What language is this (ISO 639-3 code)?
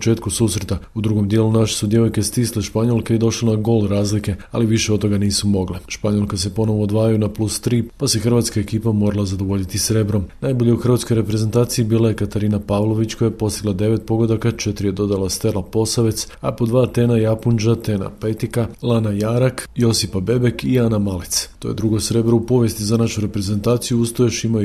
hrv